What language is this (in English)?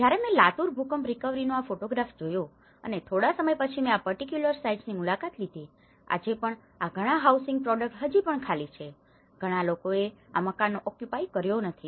Gujarati